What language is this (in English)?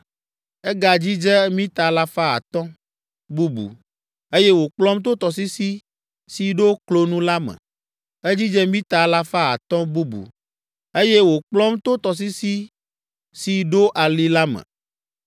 Ewe